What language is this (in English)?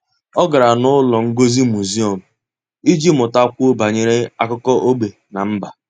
Igbo